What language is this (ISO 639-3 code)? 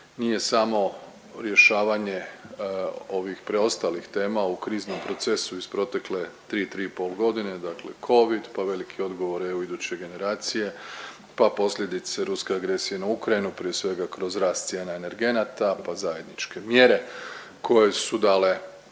hrv